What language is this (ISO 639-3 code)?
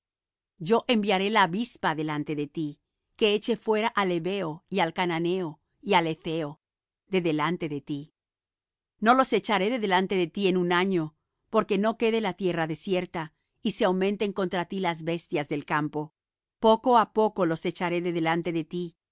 spa